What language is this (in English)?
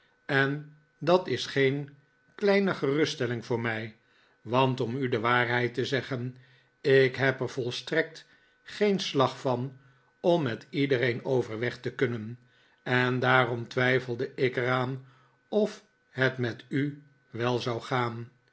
Dutch